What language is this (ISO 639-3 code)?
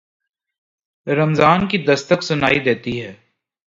urd